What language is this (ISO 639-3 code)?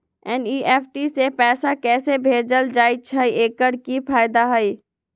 mag